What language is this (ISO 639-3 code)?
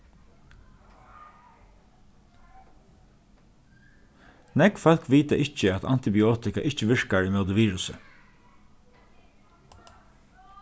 fao